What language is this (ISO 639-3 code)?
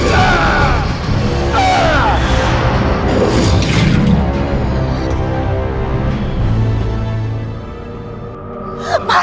ind